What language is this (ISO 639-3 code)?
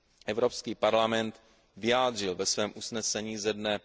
ces